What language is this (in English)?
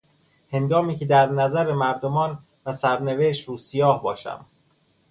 Persian